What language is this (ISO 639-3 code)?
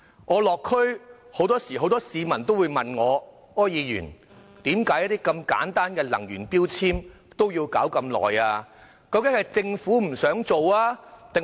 yue